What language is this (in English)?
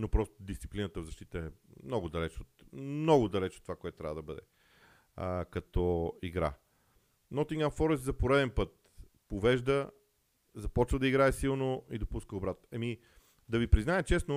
Bulgarian